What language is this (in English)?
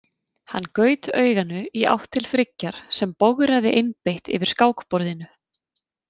Icelandic